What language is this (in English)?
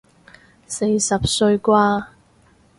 Cantonese